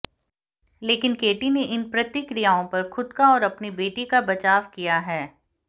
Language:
Hindi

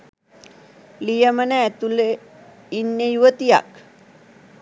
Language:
Sinhala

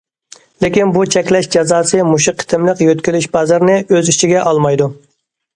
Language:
Uyghur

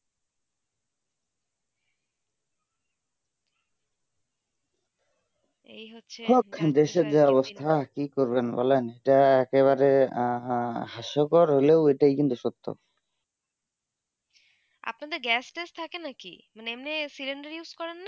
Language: Bangla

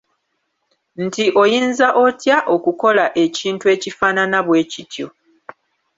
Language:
Ganda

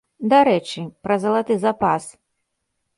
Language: Belarusian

